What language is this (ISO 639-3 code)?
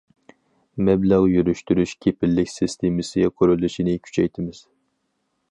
uig